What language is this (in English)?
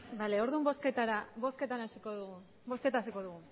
Basque